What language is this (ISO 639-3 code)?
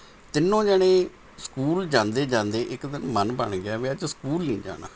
pan